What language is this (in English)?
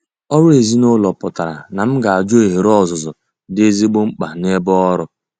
Igbo